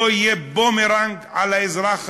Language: Hebrew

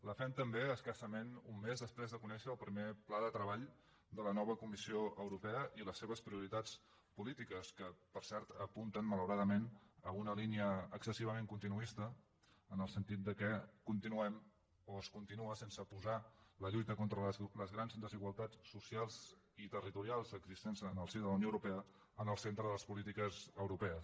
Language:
Catalan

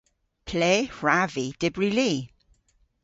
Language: Cornish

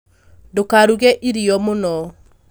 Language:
Kikuyu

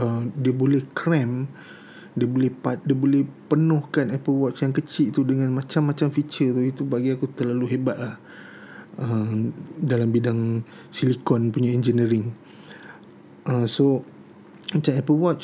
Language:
Malay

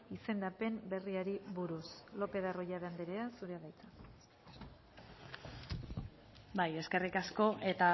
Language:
Basque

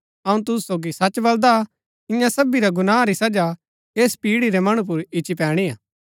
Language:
Gaddi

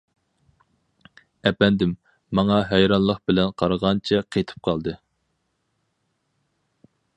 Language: Uyghur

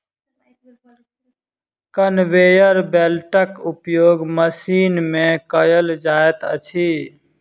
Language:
Maithili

